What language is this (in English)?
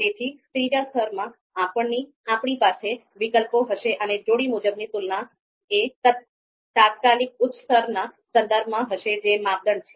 Gujarati